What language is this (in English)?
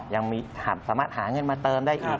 Thai